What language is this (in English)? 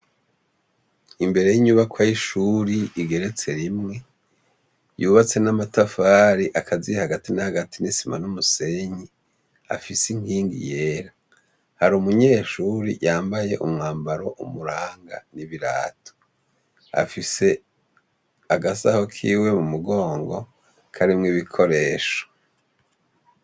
Rundi